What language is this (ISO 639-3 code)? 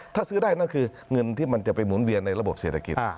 tha